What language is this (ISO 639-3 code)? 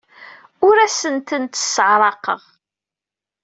kab